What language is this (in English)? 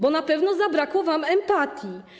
Polish